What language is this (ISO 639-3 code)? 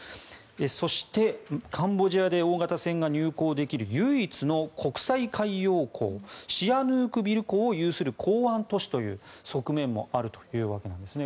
jpn